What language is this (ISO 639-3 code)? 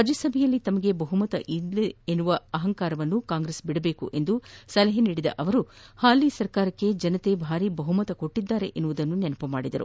kan